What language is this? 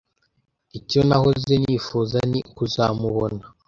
Kinyarwanda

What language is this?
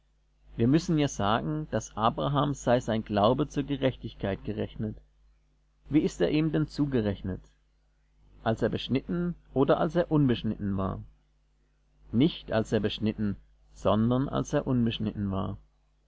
German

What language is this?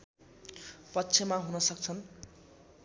Nepali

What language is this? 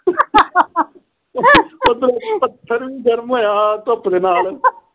Punjabi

